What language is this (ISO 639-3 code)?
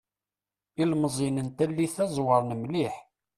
kab